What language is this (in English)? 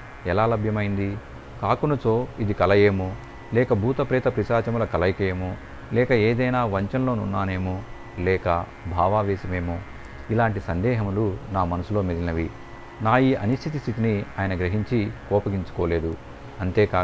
Telugu